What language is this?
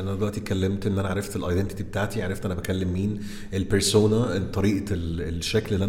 Arabic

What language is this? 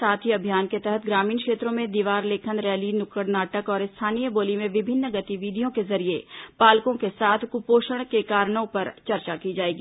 Hindi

